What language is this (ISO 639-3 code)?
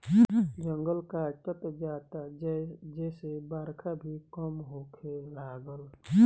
bho